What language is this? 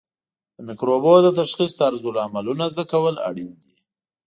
Pashto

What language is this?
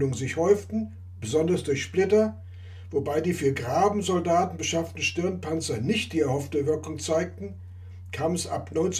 German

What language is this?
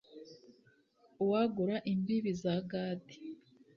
Kinyarwanda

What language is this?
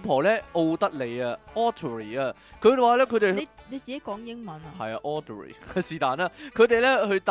Chinese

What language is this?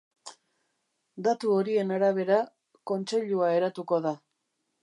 Basque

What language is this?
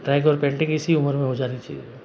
Hindi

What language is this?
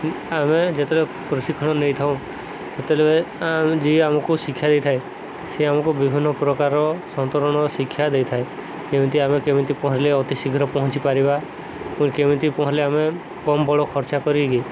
Odia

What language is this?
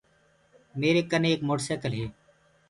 Gurgula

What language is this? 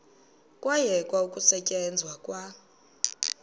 Xhosa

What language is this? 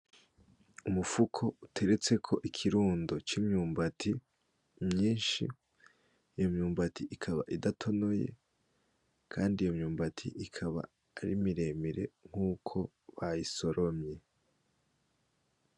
Rundi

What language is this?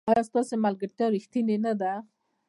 Pashto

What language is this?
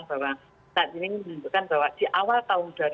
Indonesian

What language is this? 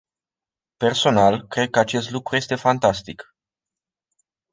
Romanian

